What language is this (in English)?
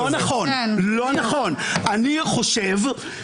Hebrew